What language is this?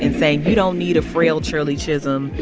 English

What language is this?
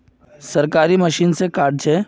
Magahi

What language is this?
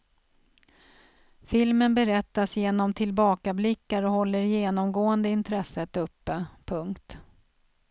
Swedish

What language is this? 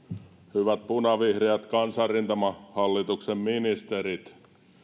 Finnish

